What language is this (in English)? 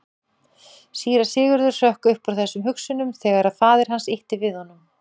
Icelandic